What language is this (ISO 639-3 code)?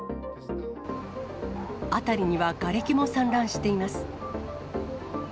jpn